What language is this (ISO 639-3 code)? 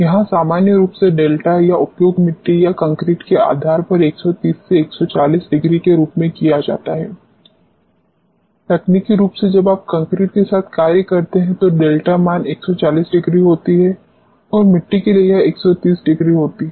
hin